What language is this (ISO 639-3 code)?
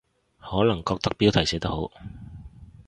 yue